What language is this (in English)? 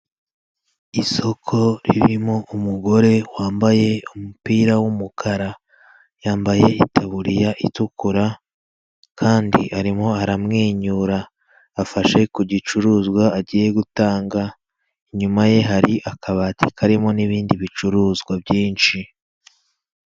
Kinyarwanda